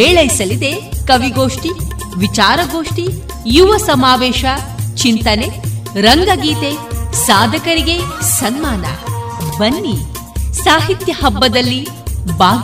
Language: Kannada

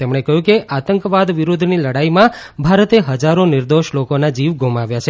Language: Gujarati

